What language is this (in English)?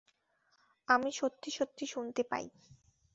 Bangla